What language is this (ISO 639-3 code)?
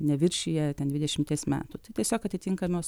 lit